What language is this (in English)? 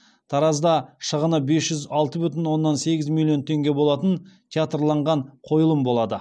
Kazakh